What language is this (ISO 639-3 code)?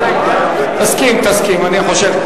heb